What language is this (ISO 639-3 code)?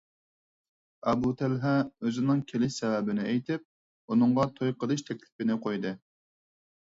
uig